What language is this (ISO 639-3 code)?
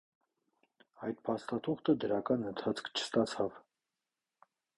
hye